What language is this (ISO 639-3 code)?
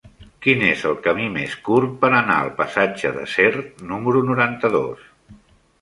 cat